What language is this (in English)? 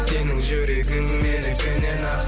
Kazakh